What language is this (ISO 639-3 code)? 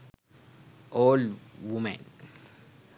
sin